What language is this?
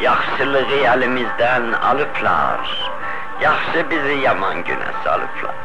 Persian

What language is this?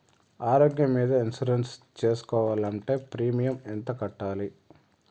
Telugu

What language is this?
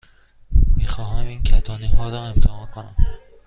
Persian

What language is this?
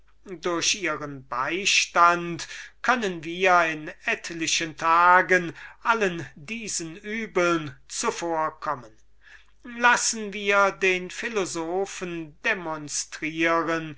German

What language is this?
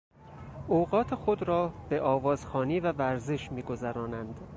Persian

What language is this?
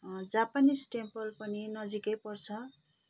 Nepali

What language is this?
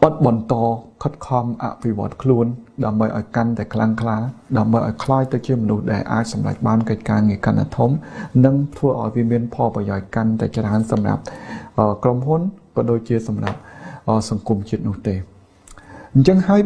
Khmer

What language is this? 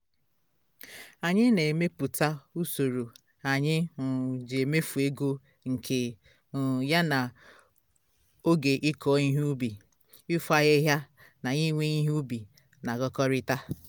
Igbo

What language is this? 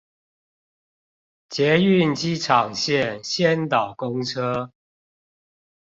Chinese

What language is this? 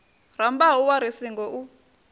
Venda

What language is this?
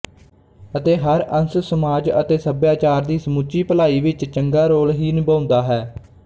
Punjabi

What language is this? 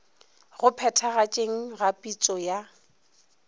Northern Sotho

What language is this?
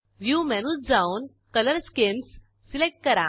Marathi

